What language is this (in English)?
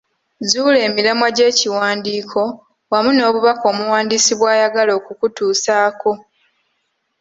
Ganda